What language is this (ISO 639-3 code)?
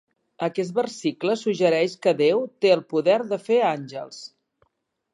cat